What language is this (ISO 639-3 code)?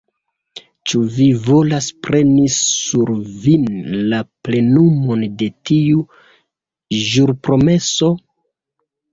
epo